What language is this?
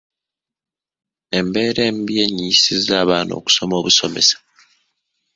Ganda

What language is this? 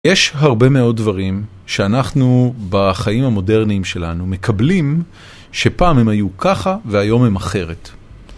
Hebrew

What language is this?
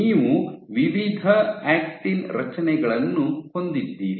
Kannada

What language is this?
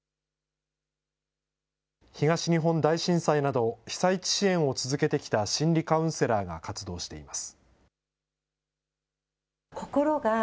Japanese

